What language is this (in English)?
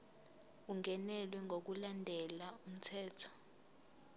Zulu